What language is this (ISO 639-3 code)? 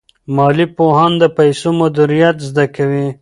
pus